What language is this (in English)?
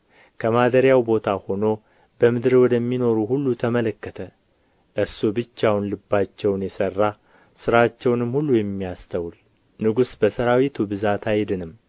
Amharic